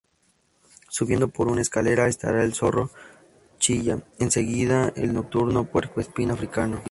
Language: Spanish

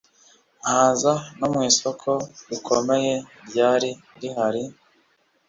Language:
Kinyarwanda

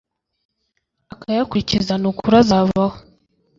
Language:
Kinyarwanda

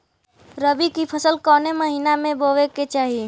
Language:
Bhojpuri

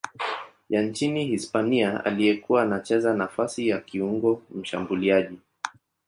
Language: Swahili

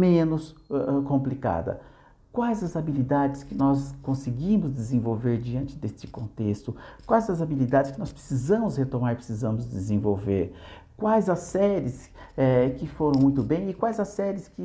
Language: Portuguese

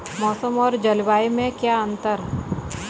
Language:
Hindi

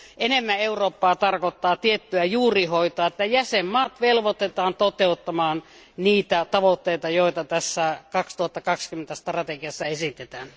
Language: Finnish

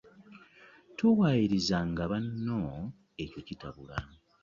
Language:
Ganda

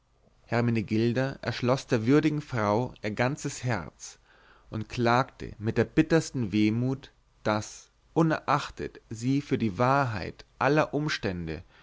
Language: German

